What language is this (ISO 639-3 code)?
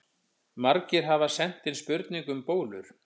isl